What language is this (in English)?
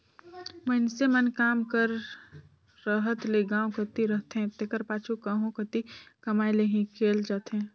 Chhattisgarhi